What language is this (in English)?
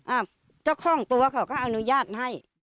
Thai